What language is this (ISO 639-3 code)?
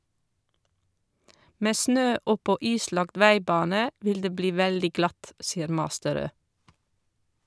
nor